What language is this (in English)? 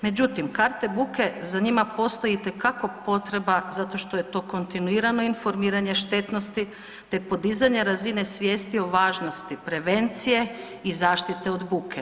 Croatian